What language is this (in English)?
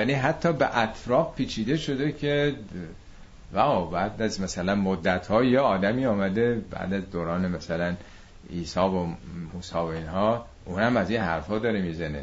Persian